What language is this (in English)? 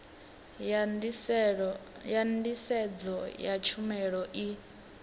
Venda